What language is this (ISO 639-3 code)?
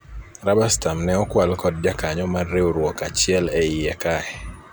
luo